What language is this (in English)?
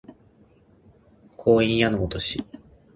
Japanese